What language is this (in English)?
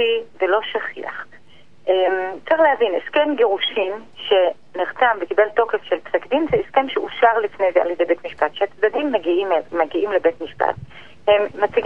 Hebrew